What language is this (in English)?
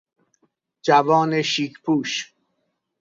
Persian